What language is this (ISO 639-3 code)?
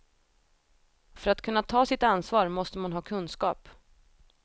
swe